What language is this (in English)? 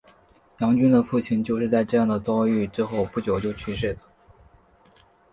Chinese